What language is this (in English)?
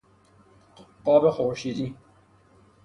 Persian